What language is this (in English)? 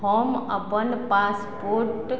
Maithili